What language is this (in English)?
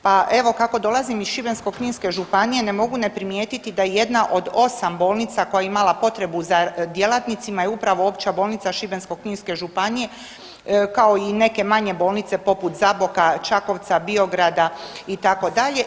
Croatian